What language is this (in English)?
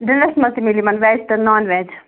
Kashmiri